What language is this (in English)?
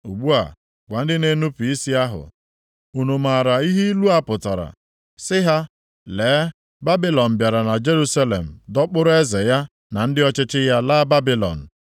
Igbo